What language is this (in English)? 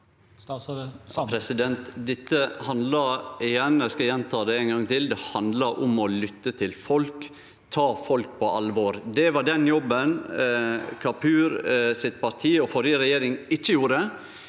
Norwegian